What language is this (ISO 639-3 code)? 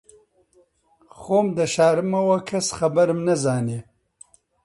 ckb